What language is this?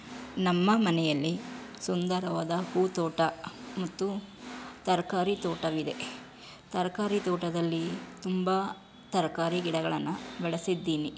Kannada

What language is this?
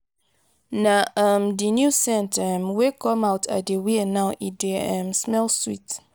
Nigerian Pidgin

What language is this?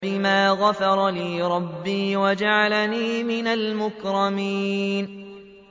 Arabic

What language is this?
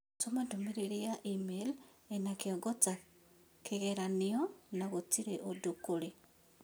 Kikuyu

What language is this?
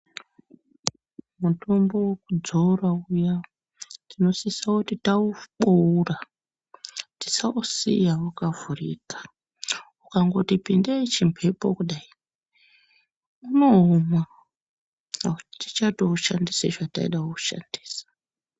Ndau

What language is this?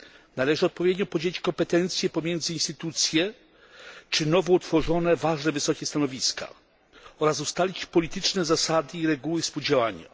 Polish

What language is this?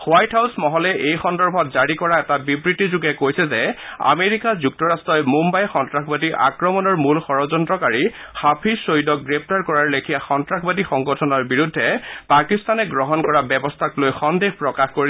Assamese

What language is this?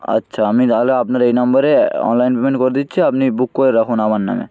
Bangla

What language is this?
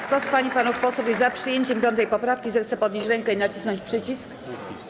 Polish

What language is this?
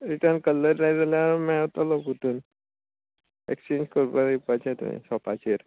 Konkani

